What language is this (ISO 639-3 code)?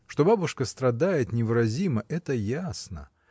rus